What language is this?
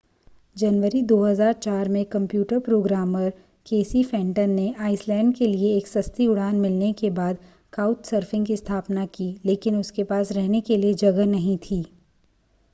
Hindi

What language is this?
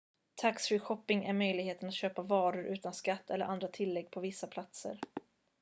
Swedish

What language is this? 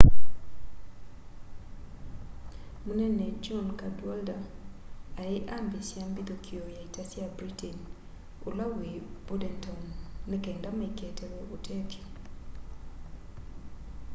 Kamba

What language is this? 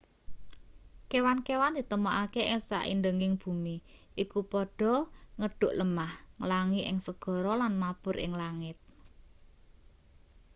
Javanese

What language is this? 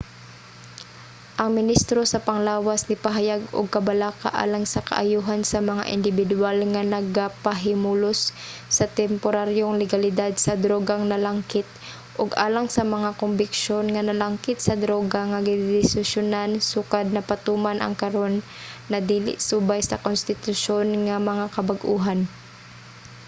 Cebuano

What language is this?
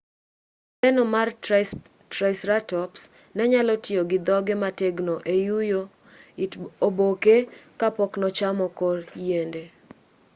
Luo (Kenya and Tanzania)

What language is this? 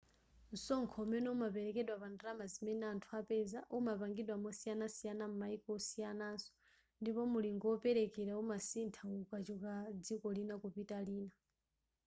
Nyanja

